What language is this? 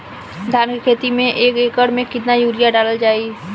Bhojpuri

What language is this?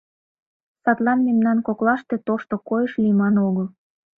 Mari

